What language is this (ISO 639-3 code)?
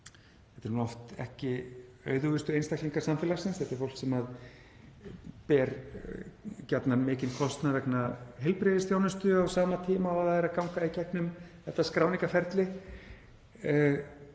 isl